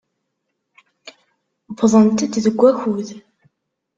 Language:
Kabyle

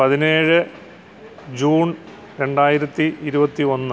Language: Malayalam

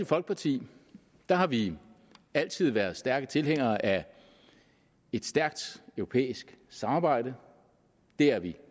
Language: Danish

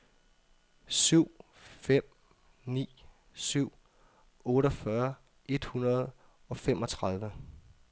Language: Danish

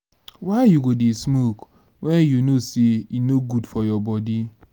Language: Nigerian Pidgin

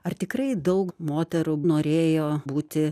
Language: Lithuanian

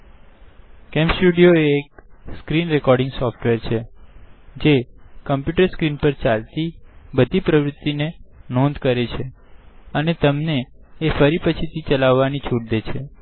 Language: Gujarati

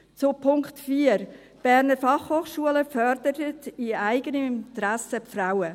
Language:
Swiss German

